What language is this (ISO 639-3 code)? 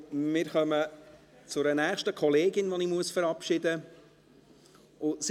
gsw